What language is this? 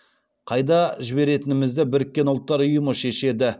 Kazakh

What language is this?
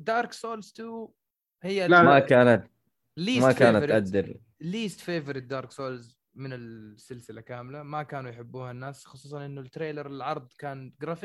Arabic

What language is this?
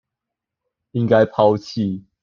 Chinese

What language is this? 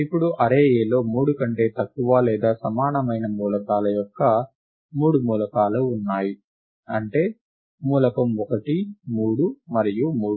Telugu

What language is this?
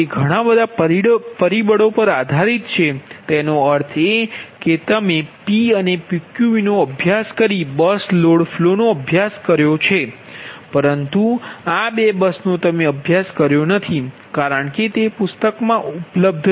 Gujarati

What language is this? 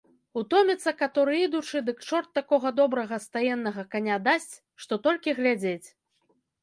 Belarusian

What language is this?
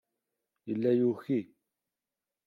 Kabyle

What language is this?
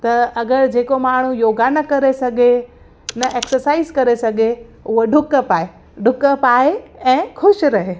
Sindhi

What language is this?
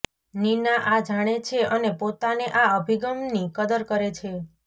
Gujarati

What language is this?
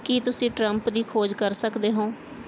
Punjabi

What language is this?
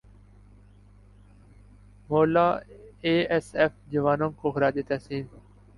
Urdu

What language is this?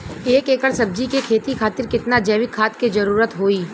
Bhojpuri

